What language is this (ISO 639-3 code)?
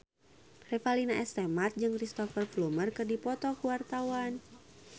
sun